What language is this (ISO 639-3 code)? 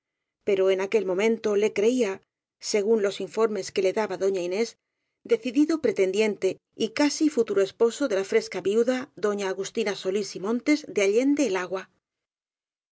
spa